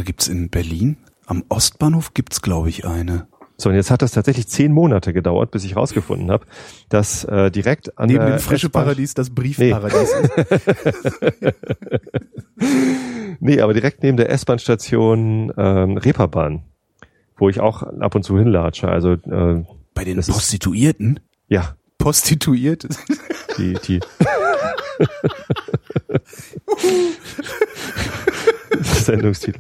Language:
German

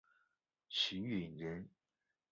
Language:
Chinese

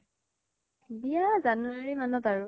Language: Assamese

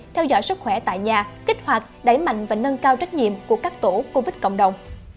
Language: Vietnamese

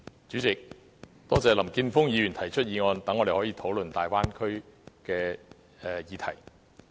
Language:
Cantonese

